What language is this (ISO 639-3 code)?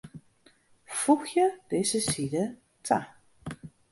fry